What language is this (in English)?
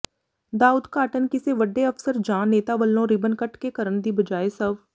Punjabi